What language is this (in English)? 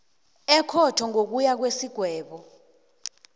South Ndebele